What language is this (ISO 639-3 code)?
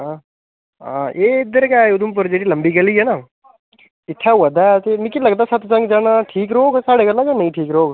doi